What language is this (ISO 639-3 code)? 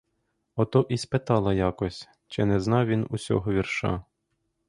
ukr